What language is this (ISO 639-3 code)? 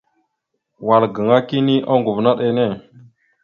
mxu